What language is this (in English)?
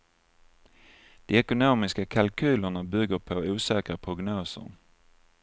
Swedish